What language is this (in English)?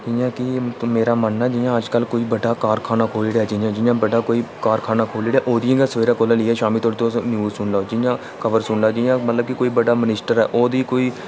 Dogri